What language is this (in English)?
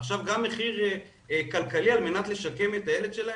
Hebrew